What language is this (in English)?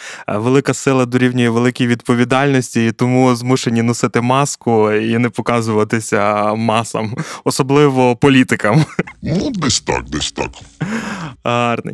Ukrainian